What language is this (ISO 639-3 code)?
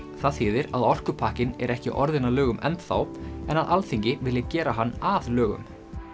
isl